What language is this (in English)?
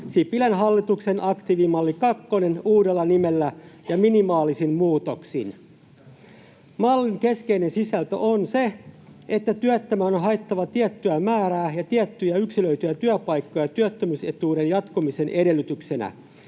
Finnish